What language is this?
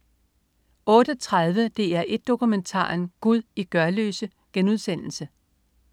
Danish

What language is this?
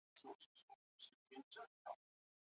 Chinese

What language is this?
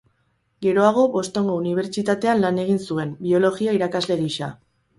Basque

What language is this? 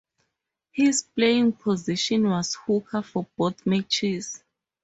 English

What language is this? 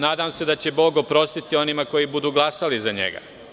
Serbian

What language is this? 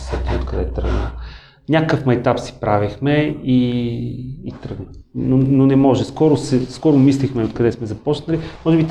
Bulgarian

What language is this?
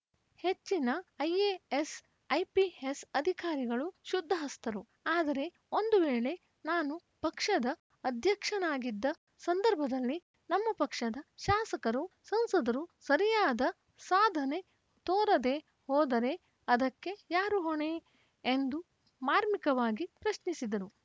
Kannada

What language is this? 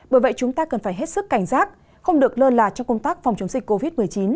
Vietnamese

